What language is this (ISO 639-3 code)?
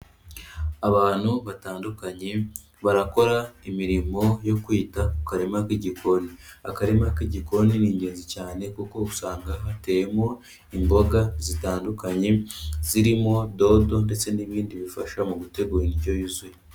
kin